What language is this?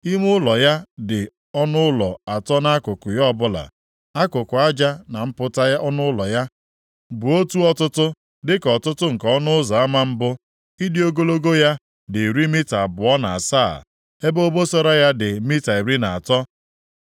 Igbo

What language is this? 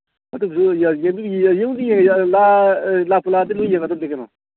Manipuri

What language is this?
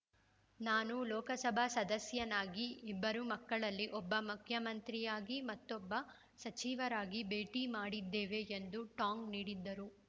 Kannada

